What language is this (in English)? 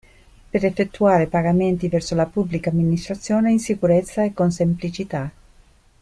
Italian